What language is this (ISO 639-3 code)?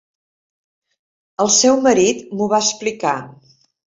cat